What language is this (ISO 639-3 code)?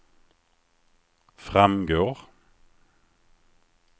swe